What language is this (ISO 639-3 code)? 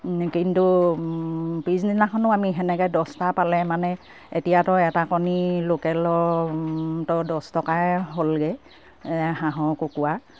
asm